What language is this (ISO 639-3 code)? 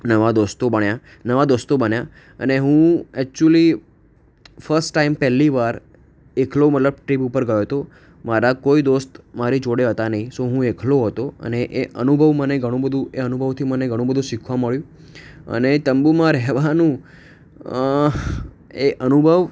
guj